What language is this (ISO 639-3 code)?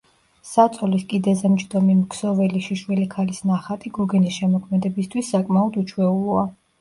kat